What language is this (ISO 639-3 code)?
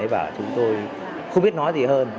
vie